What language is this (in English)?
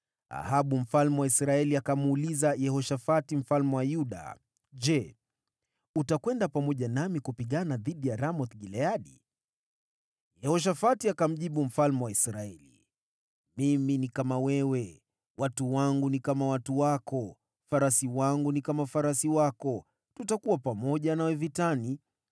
Swahili